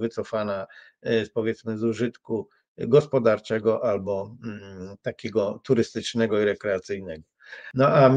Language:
Polish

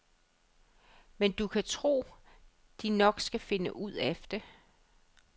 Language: Danish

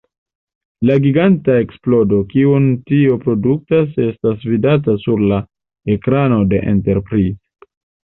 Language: Esperanto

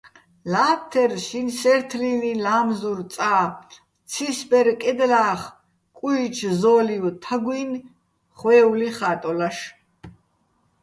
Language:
Bats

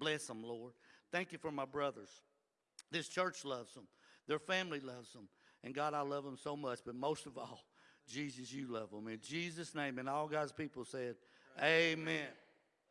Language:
English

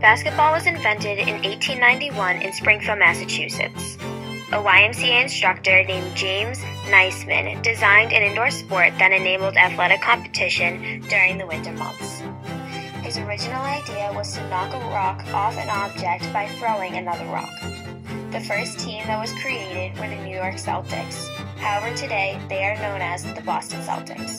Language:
English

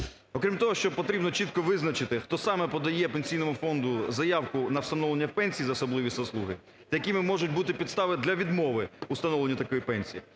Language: Ukrainian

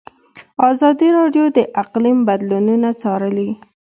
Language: Pashto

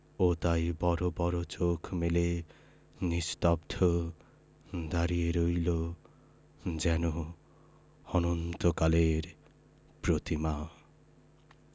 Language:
Bangla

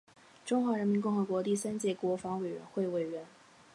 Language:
Chinese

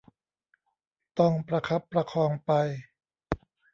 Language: Thai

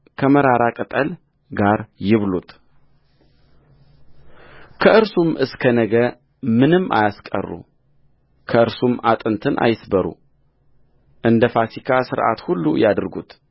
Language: Amharic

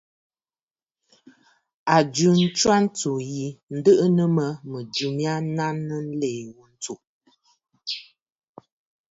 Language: Bafut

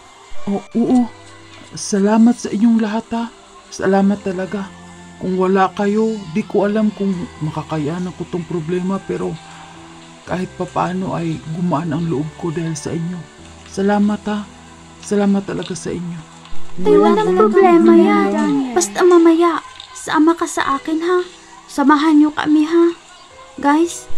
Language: Filipino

